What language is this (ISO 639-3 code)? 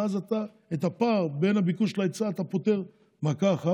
heb